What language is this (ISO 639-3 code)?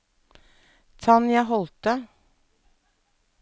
nor